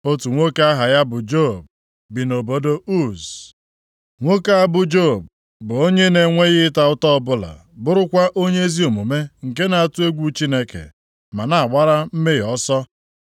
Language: Igbo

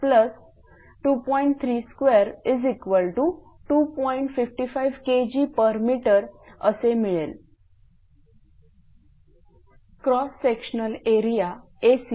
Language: Marathi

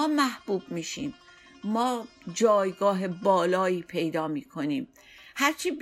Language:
Persian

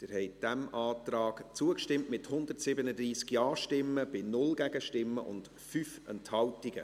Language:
Swiss German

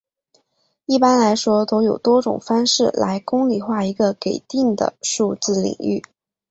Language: Chinese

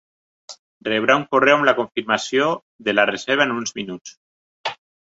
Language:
Catalan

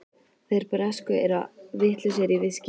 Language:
Icelandic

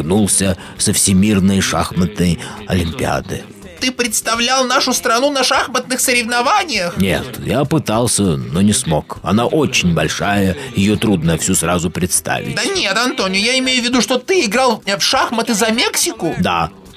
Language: Russian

